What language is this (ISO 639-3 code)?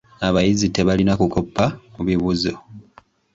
lug